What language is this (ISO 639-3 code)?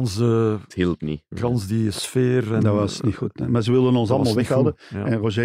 nld